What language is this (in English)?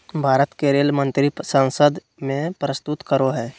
Magahi